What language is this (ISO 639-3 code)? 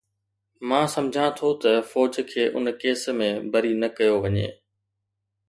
snd